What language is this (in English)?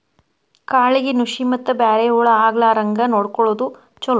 Kannada